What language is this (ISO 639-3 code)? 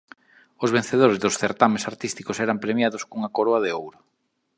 glg